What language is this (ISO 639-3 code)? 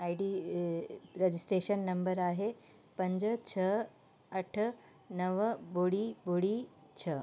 snd